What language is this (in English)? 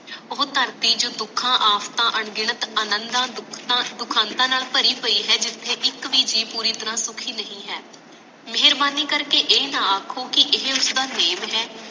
Punjabi